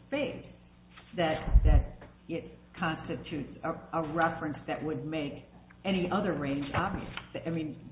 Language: English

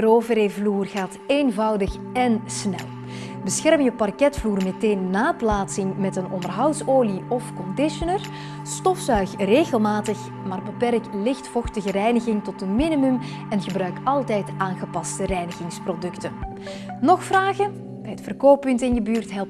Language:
Dutch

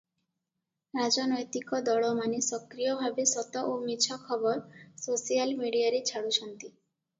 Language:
Odia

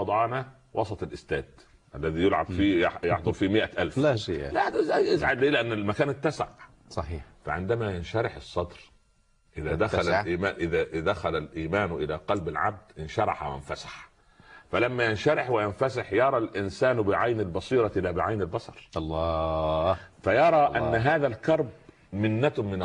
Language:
Arabic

